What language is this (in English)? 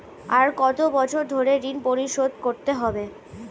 Bangla